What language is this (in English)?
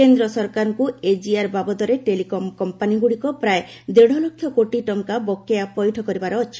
Odia